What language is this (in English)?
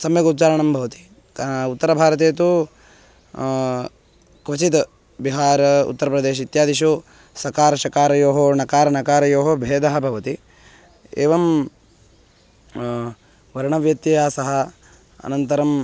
Sanskrit